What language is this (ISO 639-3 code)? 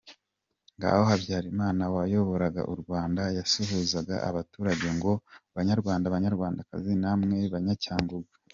kin